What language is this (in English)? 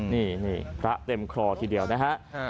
Thai